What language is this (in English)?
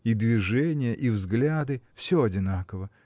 Russian